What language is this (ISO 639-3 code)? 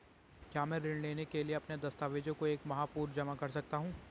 hin